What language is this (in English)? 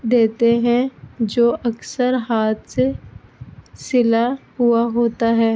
Urdu